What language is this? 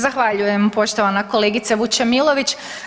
Croatian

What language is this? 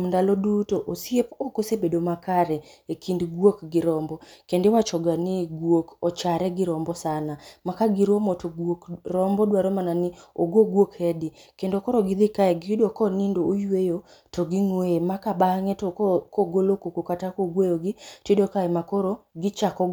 Luo (Kenya and Tanzania)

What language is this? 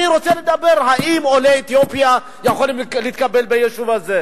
Hebrew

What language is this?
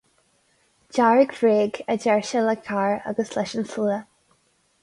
Irish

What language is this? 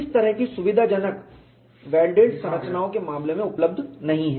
Hindi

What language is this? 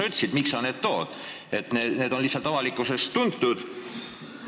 Estonian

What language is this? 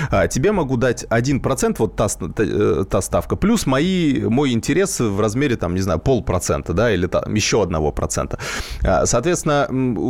Russian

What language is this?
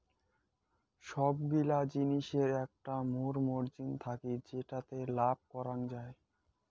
Bangla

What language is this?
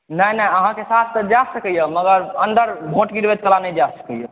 Maithili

